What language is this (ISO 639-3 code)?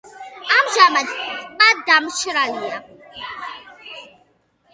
kat